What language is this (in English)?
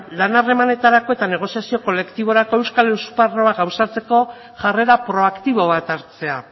Basque